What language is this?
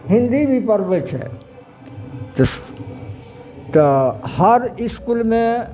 Maithili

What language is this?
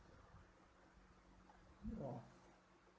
English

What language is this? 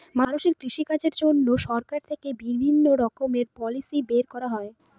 Bangla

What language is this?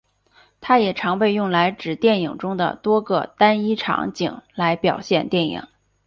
Chinese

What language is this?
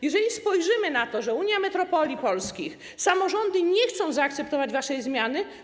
Polish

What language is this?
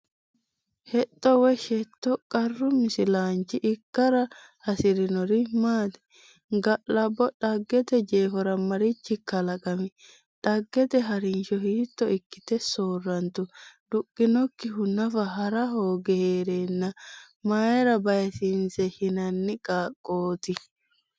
Sidamo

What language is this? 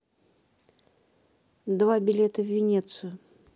Russian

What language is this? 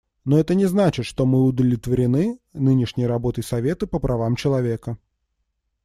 Russian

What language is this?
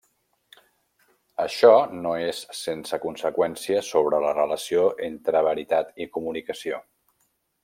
Catalan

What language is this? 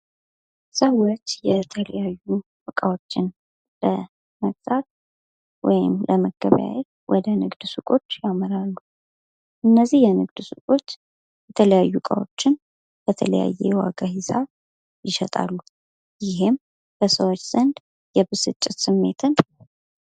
Amharic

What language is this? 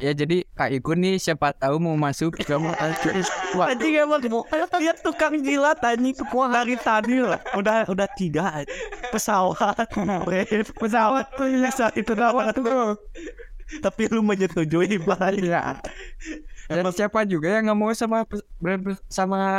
Indonesian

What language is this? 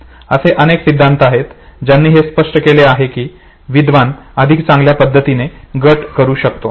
Marathi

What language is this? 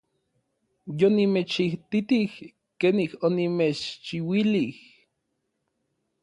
Orizaba Nahuatl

